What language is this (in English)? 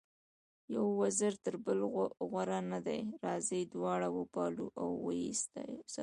Pashto